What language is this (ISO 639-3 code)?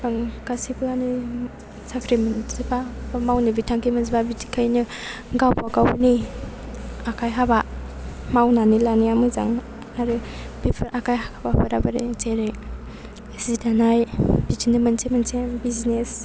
brx